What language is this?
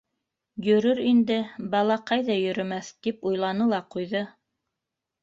Bashkir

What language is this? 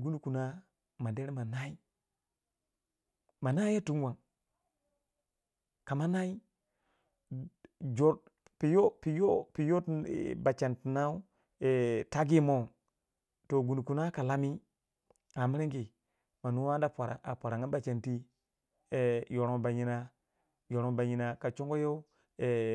Waja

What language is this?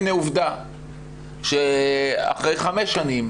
Hebrew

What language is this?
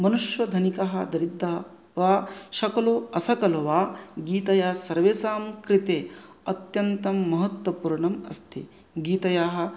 Sanskrit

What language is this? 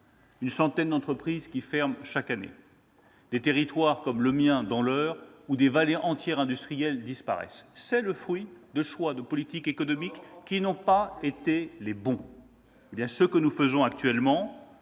French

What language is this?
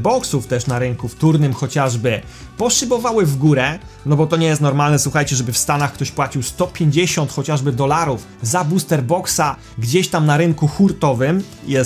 Polish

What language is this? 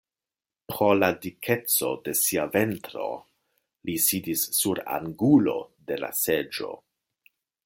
Esperanto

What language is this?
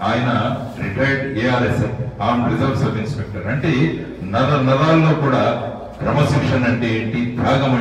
Telugu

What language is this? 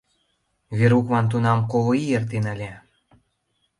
Mari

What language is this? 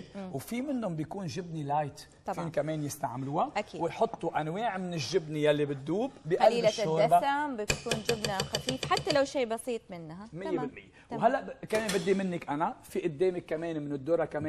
Arabic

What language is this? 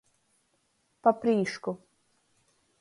Latgalian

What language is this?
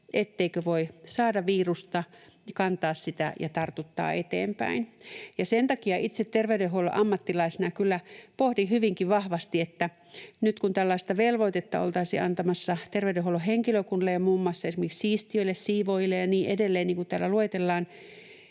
Finnish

